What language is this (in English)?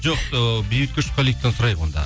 Kazakh